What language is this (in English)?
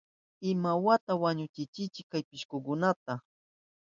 Southern Pastaza Quechua